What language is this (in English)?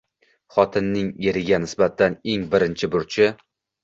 Uzbek